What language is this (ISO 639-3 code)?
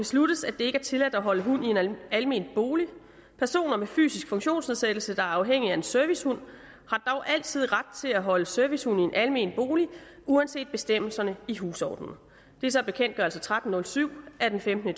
dan